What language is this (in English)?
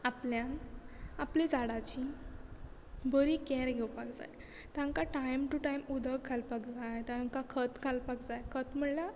Konkani